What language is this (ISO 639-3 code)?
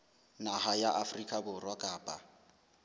sot